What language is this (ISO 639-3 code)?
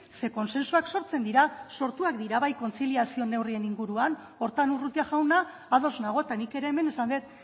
eus